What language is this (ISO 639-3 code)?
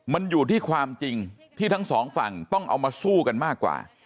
tha